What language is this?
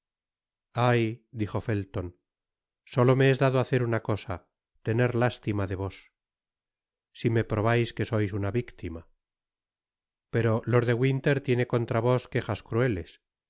Spanish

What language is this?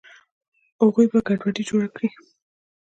Pashto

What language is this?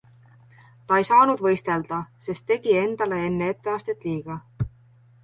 Estonian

